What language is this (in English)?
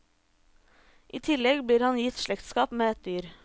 Norwegian